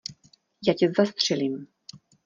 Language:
Czech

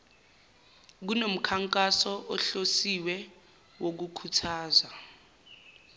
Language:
Zulu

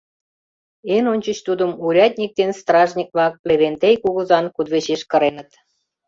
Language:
Mari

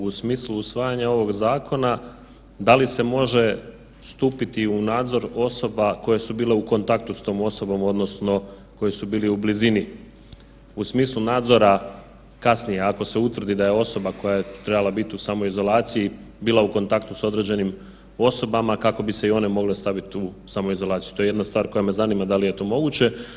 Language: Croatian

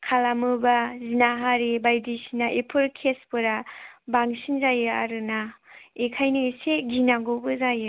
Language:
Bodo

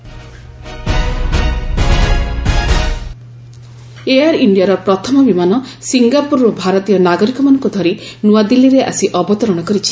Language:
Odia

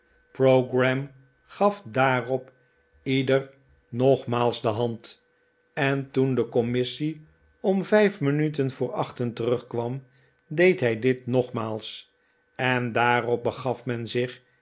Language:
Dutch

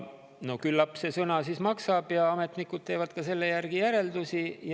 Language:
Estonian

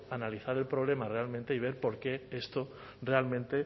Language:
Spanish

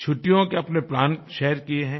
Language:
Hindi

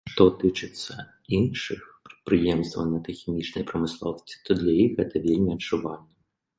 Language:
Belarusian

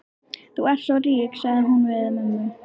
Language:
Icelandic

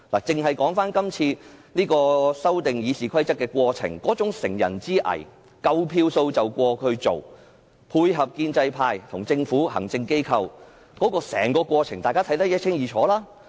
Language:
Cantonese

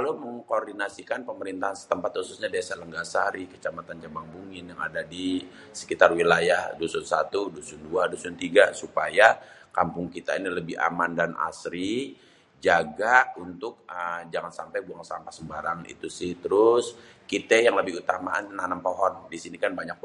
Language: Betawi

